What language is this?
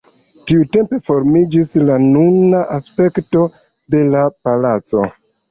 Esperanto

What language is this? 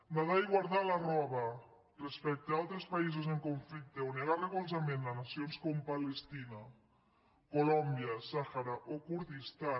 Catalan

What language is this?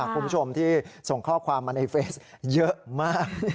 Thai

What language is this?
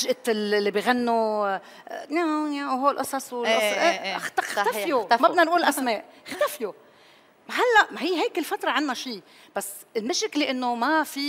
Arabic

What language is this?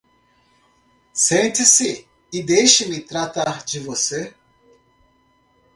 Portuguese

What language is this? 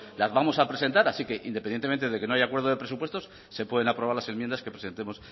Spanish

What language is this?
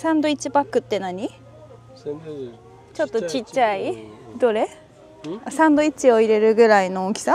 Japanese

